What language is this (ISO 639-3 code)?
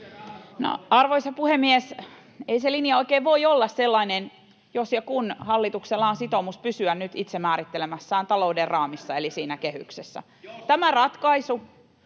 fin